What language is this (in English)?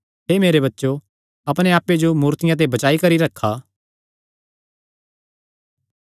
Kangri